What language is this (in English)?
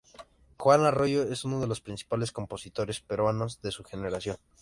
Spanish